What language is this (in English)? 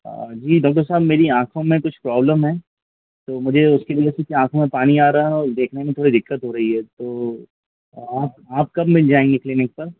Hindi